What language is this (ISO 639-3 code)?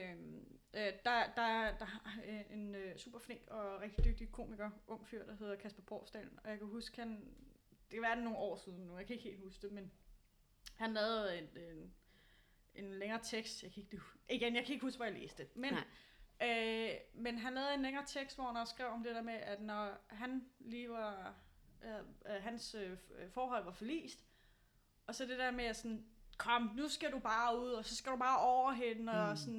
dan